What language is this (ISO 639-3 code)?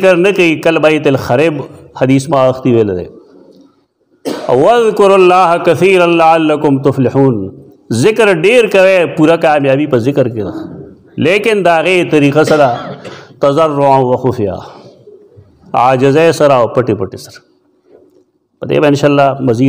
ara